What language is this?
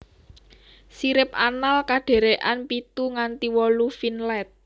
Javanese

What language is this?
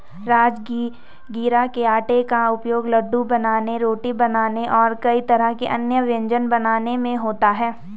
Hindi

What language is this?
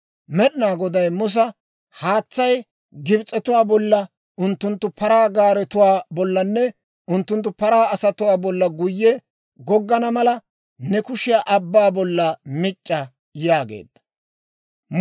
Dawro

